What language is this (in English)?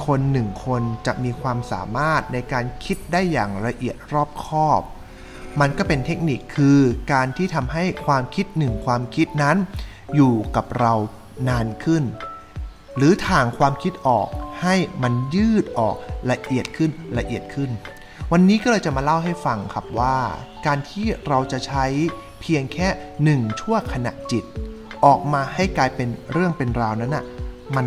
Thai